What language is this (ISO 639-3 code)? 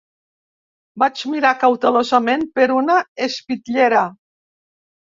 cat